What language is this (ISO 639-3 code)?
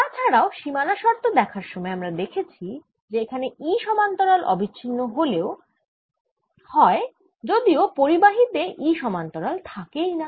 ben